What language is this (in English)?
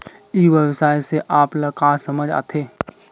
Chhattisgarhi